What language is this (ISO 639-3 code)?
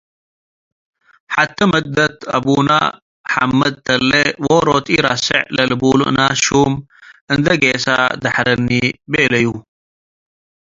tig